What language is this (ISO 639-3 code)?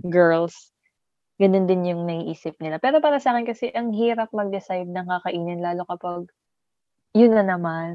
fil